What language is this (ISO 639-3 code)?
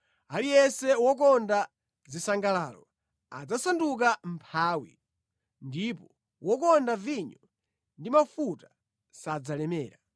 nya